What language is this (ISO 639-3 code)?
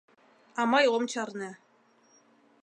chm